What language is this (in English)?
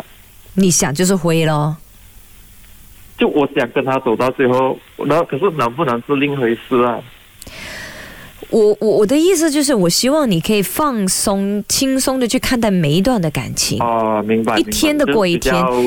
Chinese